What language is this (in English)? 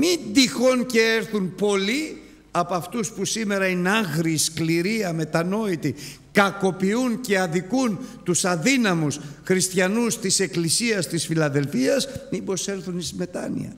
Greek